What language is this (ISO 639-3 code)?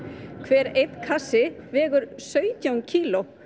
isl